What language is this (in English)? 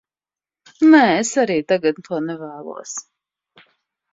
Latvian